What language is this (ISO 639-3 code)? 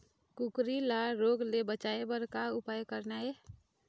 hne